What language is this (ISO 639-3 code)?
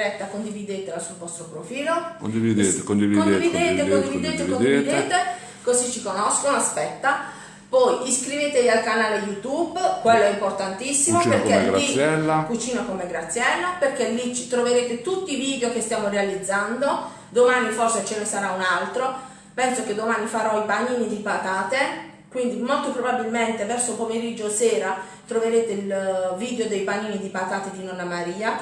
ita